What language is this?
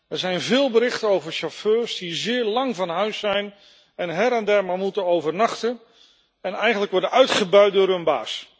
Dutch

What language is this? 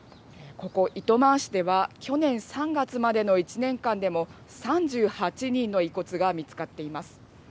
Japanese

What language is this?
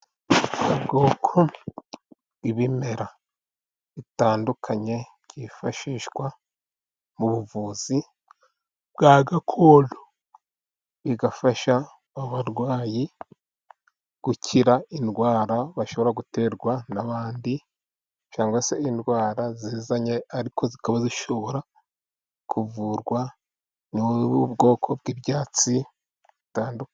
Kinyarwanda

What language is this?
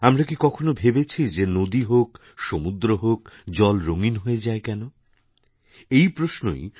Bangla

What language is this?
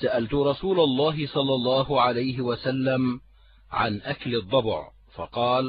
Arabic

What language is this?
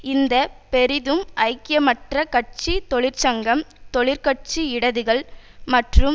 Tamil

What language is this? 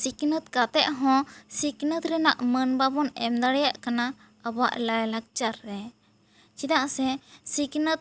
Santali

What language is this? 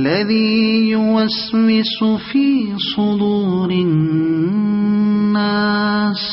Arabic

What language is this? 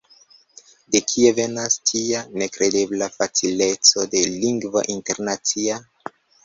Esperanto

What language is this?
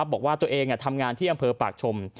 Thai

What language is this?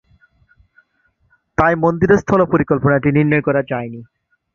Bangla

